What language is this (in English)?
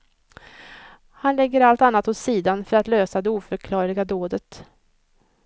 Swedish